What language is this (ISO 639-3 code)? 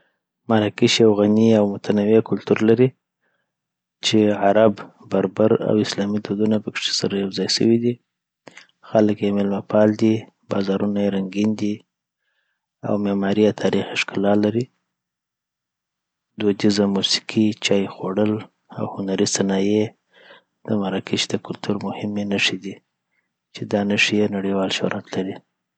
pbt